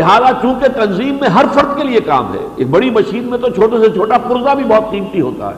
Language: Urdu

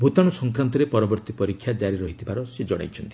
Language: Odia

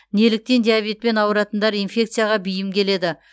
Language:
Kazakh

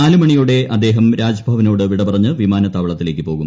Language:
Malayalam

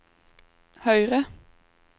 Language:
Norwegian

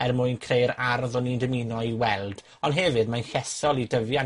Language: Welsh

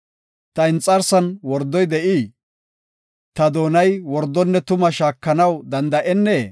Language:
Gofa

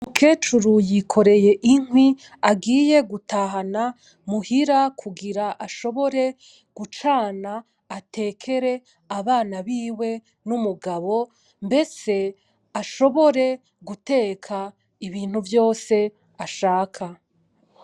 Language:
Rundi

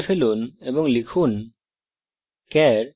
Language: Bangla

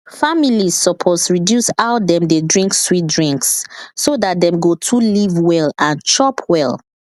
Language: Nigerian Pidgin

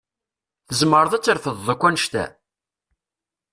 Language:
Kabyle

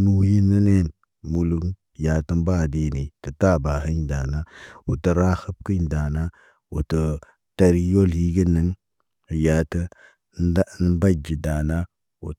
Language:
Naba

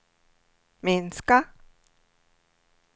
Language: Swedish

